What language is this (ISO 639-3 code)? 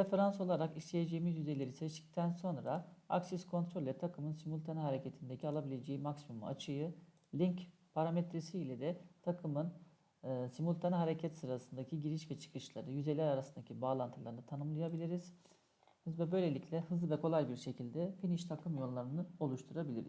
tur